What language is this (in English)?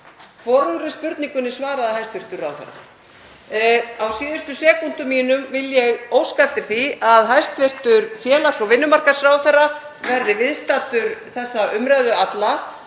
Icelandic